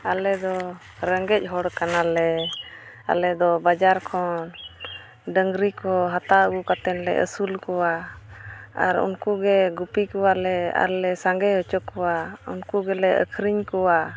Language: Santali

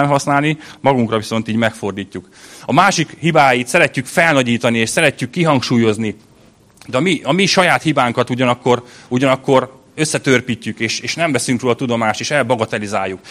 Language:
Hungarian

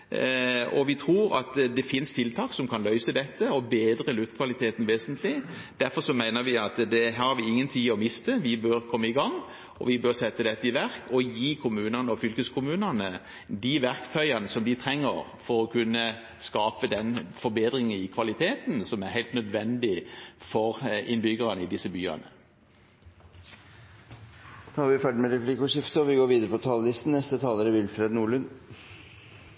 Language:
Norwegian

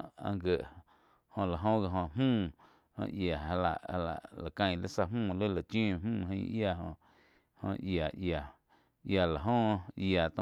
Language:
Quiotepec Chinantec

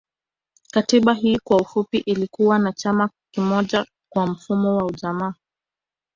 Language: Swahili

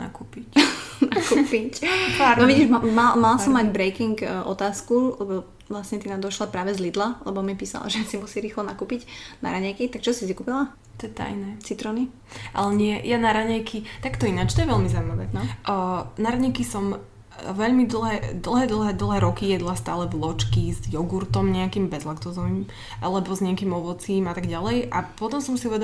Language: Slovak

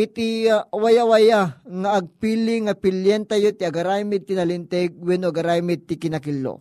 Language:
Filipino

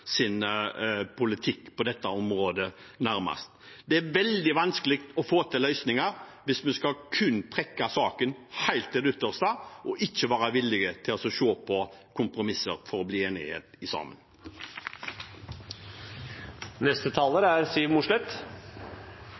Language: Norwegian Bokmål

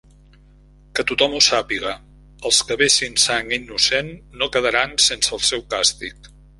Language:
Catalan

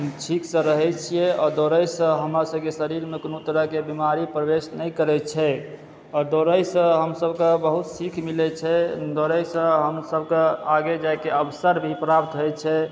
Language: Maithili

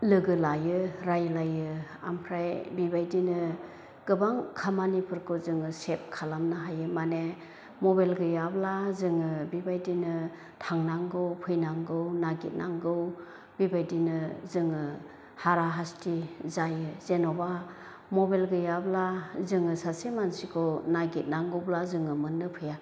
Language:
Bodo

